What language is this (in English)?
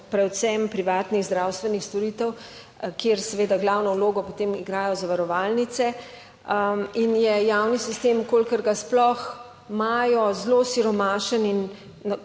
Slovenian